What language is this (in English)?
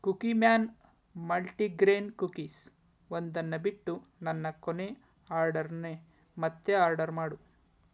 Kannada